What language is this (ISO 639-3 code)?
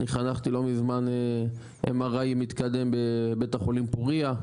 heb